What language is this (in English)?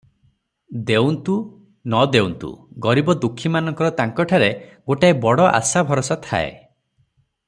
Odia